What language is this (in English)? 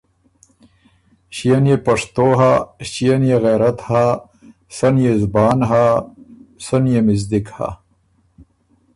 Ormuri